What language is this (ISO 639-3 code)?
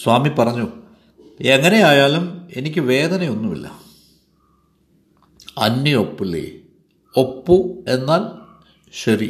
mal